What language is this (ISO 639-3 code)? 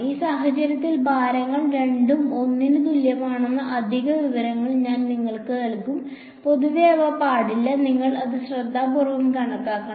mal